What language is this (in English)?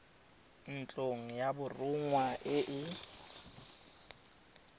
Tswana